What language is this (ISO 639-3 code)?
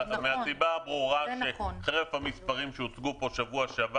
heb